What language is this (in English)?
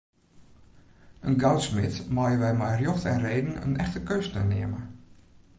Western Frisian